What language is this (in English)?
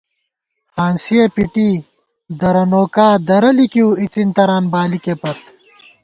Gawar-Bati